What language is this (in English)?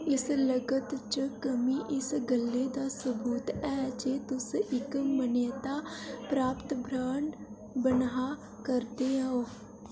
Dogri